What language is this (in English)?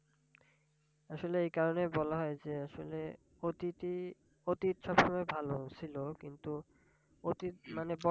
Bangla